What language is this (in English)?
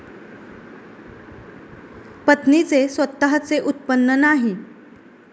Marathi